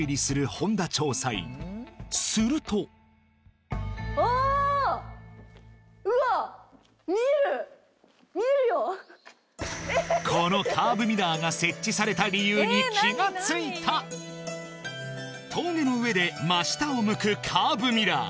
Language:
Japanese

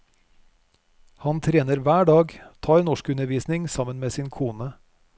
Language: Norwegian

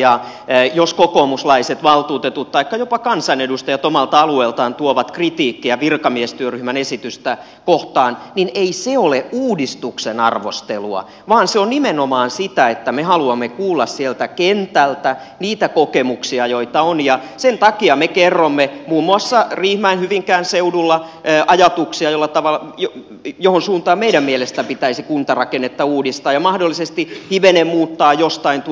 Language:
Finnish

